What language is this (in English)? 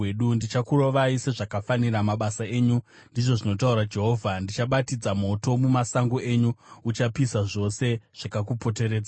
Shona